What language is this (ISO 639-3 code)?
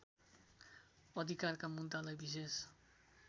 nep